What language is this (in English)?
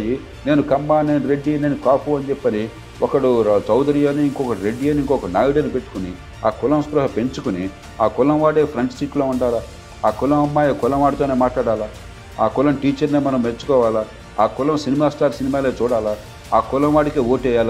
Telugu